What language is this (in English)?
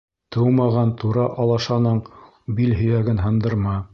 Bashkir